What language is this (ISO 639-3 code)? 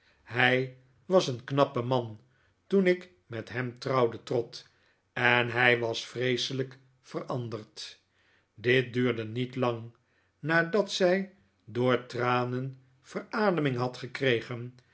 nld